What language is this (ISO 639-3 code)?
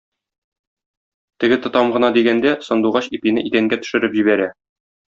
tat